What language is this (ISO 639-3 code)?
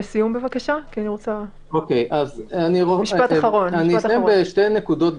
heb